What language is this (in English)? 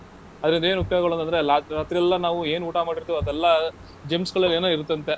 Kannada